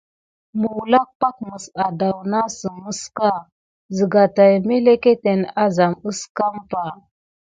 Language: Gidar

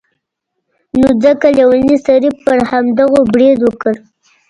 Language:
Pashto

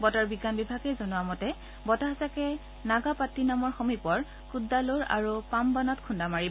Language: Assamese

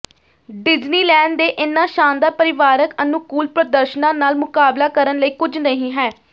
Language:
Punjabi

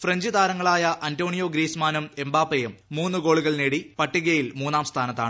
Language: Malayalam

